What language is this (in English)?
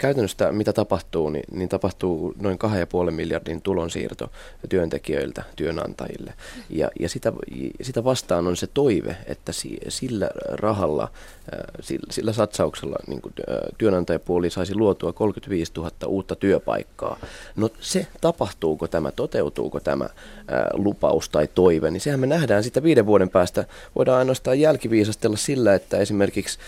Finnish